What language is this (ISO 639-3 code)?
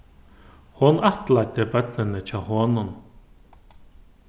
fao